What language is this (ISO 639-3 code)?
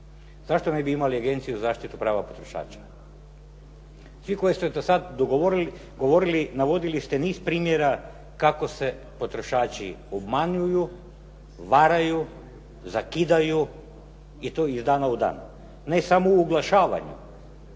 hrv